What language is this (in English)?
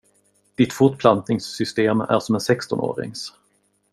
Swedish